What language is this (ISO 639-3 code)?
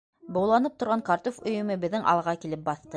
bak